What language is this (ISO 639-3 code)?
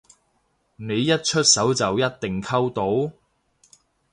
yue